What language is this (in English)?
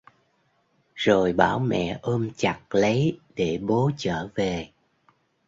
Vietnamese